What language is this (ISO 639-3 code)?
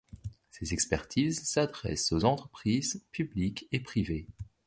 fra